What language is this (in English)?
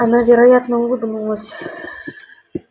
Russian